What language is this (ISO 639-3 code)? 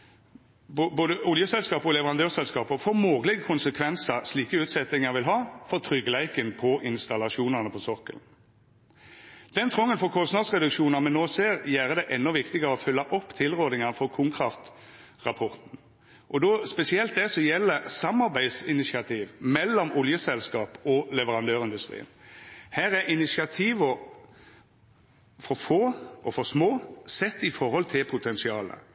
nno